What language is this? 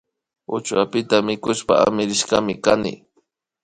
Imbabura Highland Quichua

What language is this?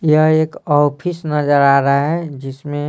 Hindi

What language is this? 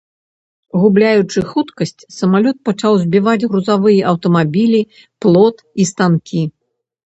Belarusian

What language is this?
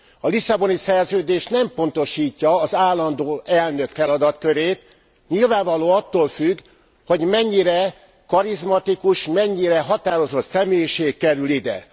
Hungarian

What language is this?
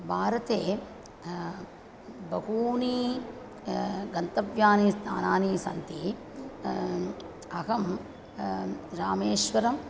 Sanskrit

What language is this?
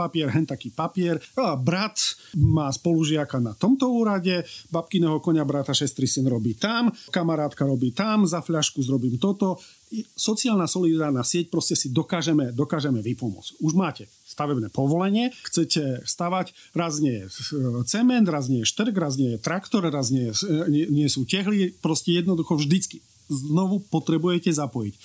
Slovak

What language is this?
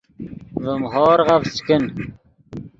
Yidgha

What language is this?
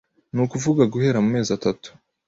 Kinyarwanda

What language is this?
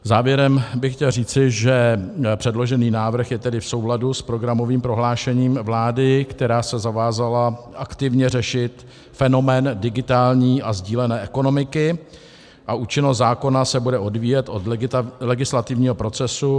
Czech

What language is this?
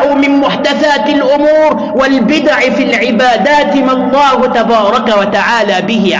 Arabic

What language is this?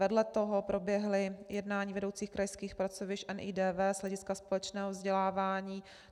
Czech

